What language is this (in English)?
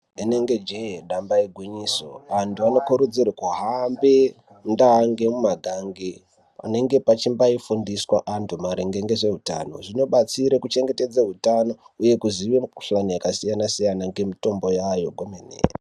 Ndau